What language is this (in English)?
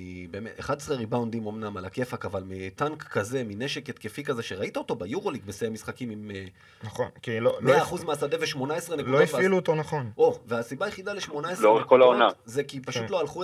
Hebrew